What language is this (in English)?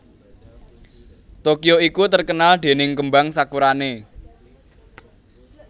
Javanese